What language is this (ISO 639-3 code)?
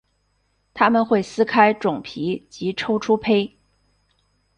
zho